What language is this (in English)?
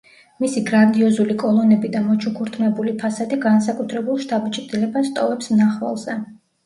Georgian